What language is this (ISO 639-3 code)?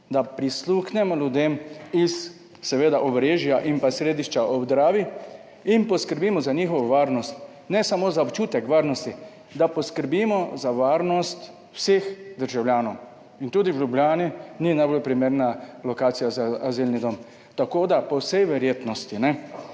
slv